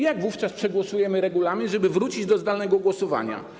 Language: Polish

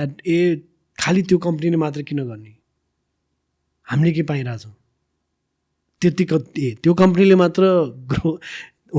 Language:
English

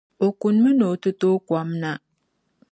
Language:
Dagbani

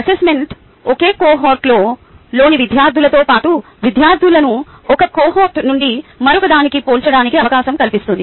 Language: Telugu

